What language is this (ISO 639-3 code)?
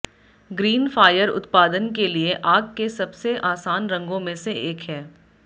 hin